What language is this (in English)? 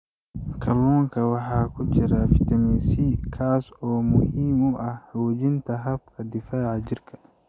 Somali